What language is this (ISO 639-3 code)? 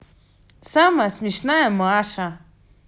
rus